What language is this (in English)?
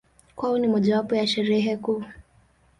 Swahili